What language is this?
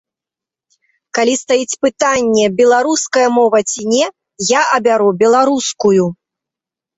Belarusian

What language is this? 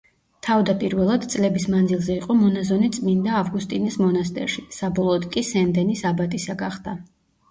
Georgian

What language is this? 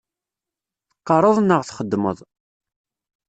Kabyle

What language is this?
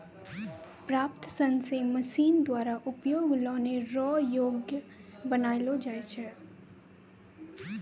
Maithili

